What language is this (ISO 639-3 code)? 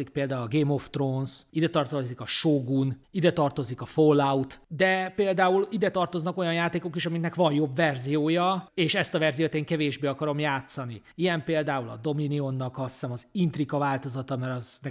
hun